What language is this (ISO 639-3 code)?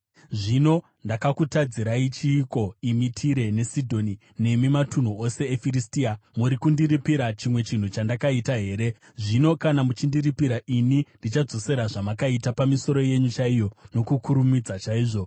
sna